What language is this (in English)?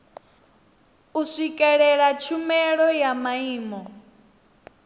Venda